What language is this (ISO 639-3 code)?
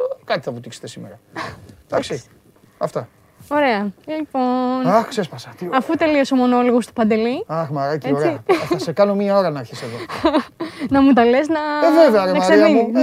ell